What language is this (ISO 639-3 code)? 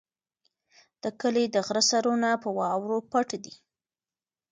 pus